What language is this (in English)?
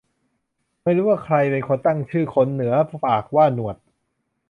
Thai